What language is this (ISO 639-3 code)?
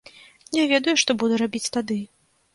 bel